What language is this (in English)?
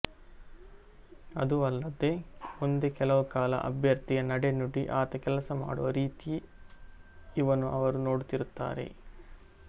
Kannada